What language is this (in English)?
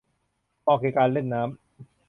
Thai